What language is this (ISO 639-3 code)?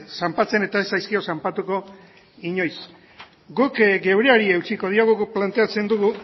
eus